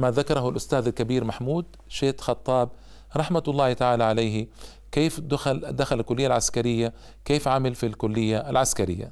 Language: Arabic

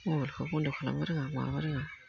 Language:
Bodo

